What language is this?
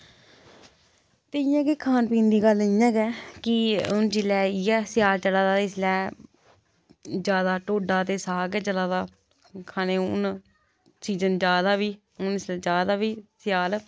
Dogri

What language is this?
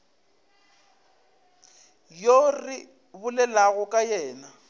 Northern Sotho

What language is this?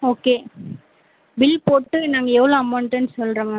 Tamil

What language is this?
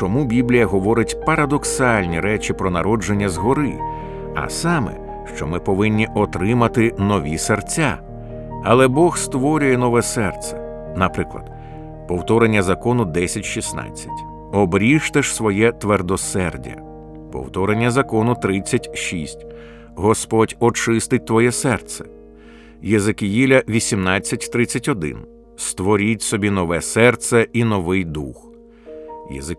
Ukrainian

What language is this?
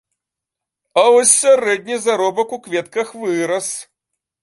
Belarusian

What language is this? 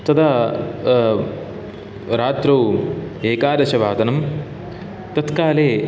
Sanskrit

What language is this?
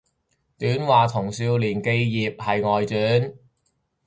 Cantonese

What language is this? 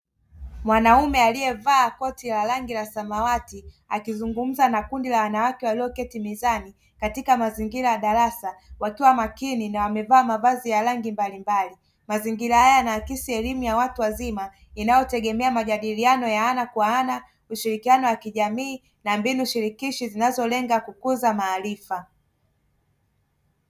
Swahili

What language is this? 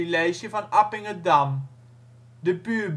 Dutch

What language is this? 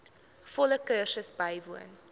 Afrikaans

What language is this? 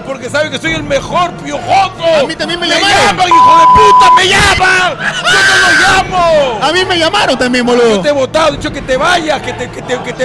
Spanish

